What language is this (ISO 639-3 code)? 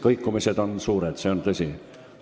est